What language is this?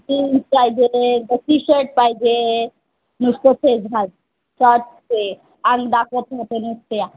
Marathi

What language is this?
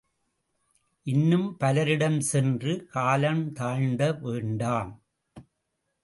Tamil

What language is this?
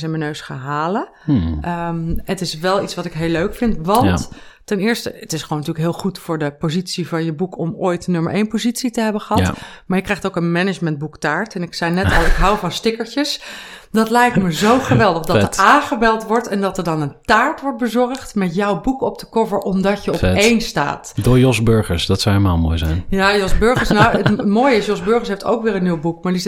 Dutch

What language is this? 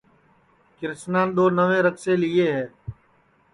Sansi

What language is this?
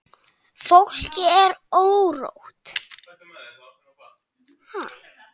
Icelandic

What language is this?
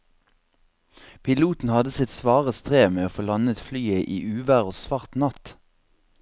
Norwegian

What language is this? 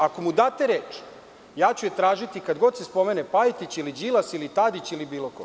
Serbian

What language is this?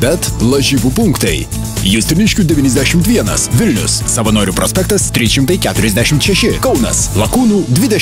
Romanian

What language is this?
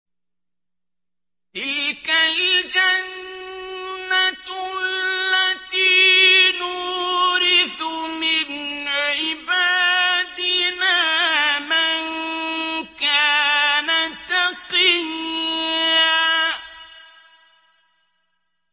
Arabic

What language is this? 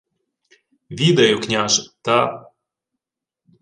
Ukrainian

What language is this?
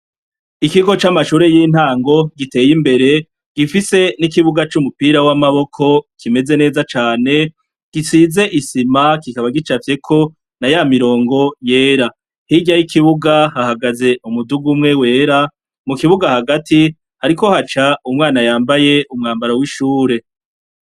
Rundi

